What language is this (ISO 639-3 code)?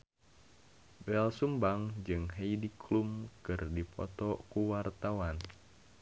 sun